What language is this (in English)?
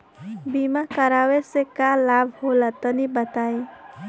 Bhojpuri